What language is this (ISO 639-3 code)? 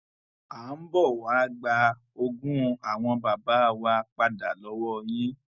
yor